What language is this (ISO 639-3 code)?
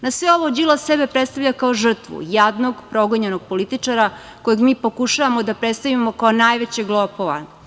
srp